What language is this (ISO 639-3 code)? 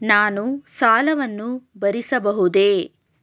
kan